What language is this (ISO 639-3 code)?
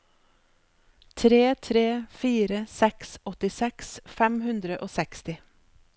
nor